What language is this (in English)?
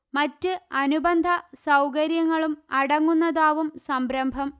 Malayalam